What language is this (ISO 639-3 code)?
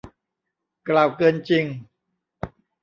tha